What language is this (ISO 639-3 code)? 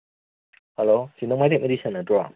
mni